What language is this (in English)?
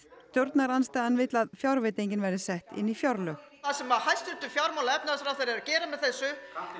Icelandic